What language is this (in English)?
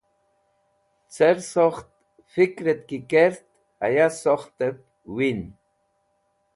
Wakhi